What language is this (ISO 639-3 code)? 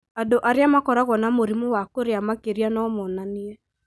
kik